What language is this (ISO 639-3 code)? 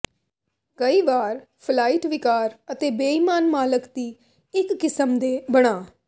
pan